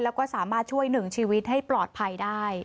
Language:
Thai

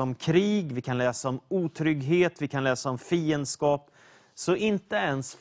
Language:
Swedish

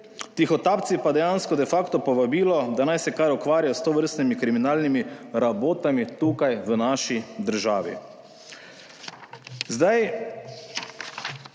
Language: Slovenian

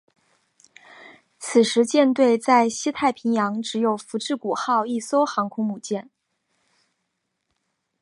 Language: Chinese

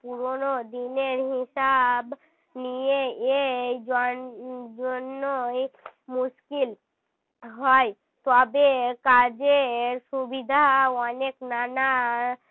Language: Bangla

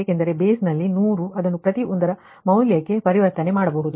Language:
Kannada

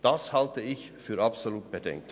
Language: Swiss German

